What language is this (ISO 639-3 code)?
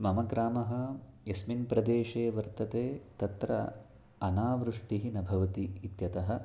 san